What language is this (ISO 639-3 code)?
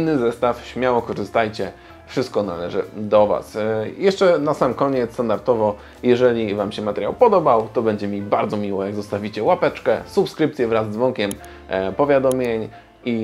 pol